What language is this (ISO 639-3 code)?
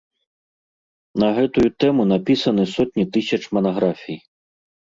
bel